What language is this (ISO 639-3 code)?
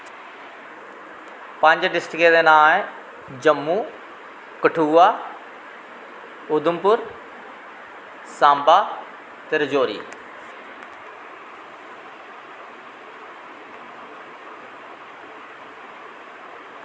doi